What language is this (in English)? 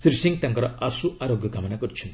Odia